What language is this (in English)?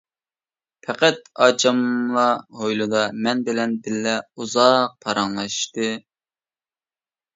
Uyghur